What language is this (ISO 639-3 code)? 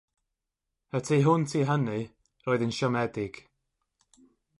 cym